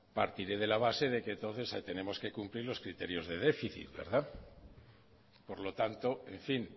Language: Spanish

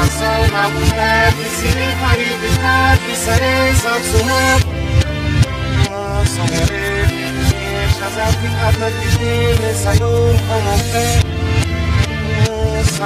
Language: Romanian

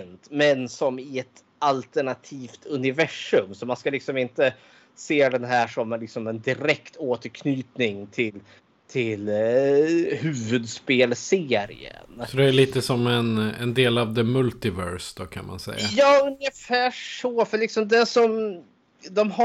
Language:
Swedish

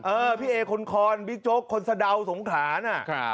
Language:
Thai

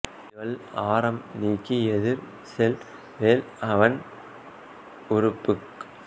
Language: Tamil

